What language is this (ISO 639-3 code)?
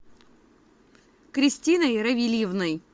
rus